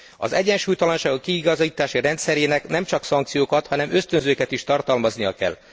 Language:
Hungarian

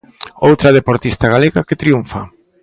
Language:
Galician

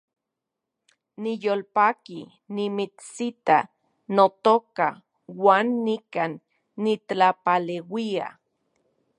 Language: Central Puebla Nahuatl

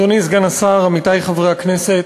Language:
Hebrew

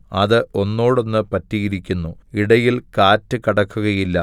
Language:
Malayalam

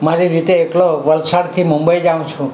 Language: Gujarati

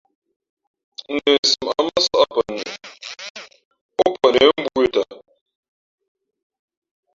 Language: Fe'fe'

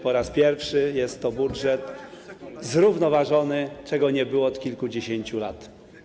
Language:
Polish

